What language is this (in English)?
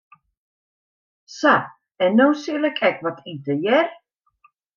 Western Frisian